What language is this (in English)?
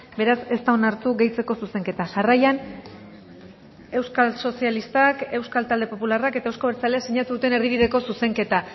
Basque